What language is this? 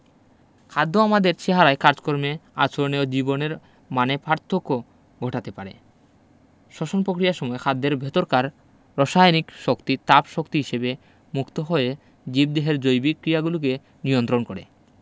Bangla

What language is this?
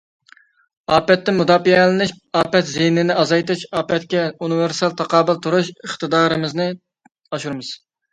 Uyghur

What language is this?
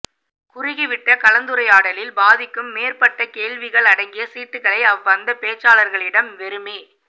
Tamil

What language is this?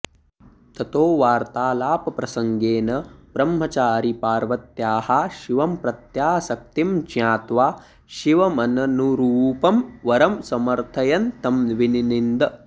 Sanskrit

